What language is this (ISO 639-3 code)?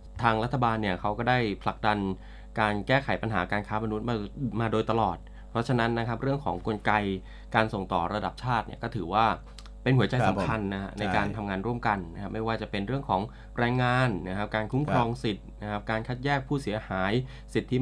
tha